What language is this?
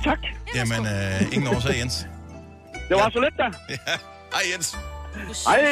Danish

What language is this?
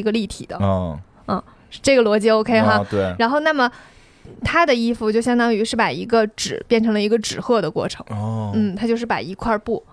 Chinese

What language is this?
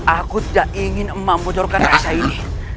Indonesian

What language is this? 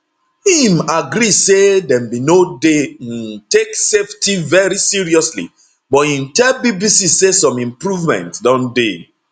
Nigerian Pidgin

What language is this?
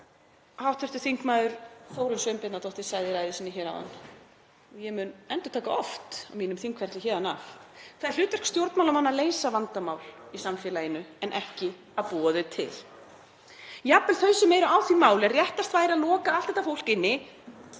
Icelandic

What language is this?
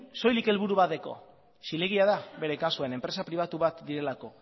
Basque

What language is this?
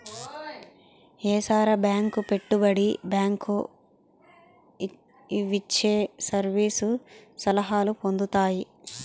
Telugu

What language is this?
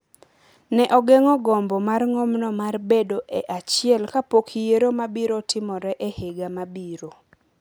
Luo (Kenya and Tanzania)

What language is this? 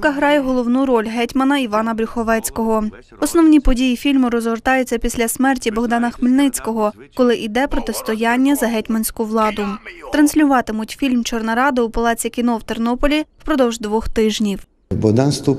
Ukrainian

